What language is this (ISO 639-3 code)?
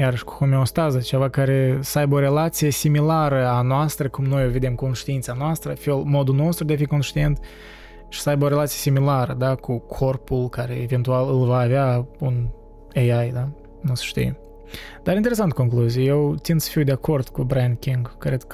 ron